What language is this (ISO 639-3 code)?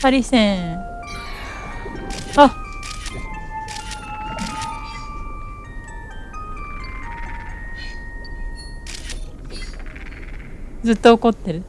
jpn